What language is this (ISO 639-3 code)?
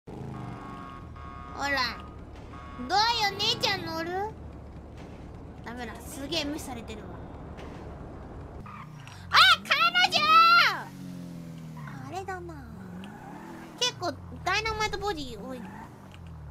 jpn